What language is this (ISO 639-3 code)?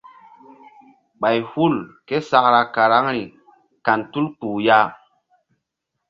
mdd